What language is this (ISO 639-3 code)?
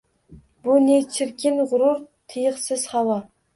uzb